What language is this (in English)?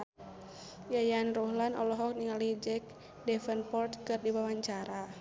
Sundanese